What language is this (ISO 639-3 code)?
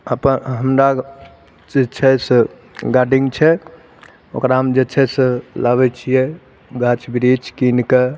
mai